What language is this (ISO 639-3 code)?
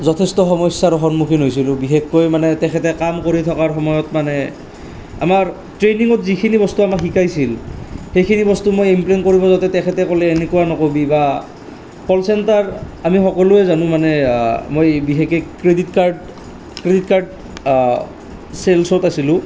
asm